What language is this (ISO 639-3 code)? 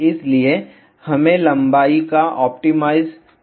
hin